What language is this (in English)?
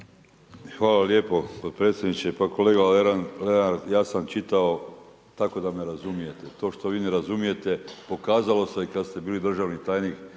Croatian